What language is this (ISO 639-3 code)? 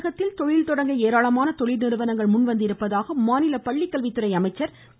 tam